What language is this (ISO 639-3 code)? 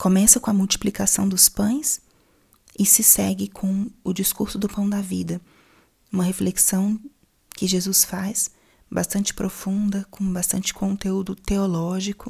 por